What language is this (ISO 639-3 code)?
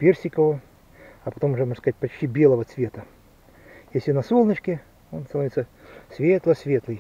rus